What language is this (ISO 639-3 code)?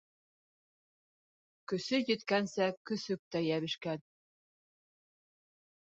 bak